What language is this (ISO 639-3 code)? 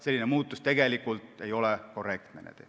est